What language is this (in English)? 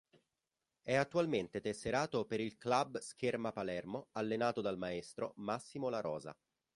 Italian